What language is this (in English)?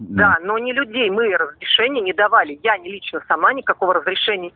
Russian